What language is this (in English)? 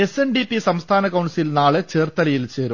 Malayalam